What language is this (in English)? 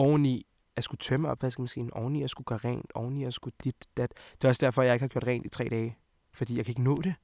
Danish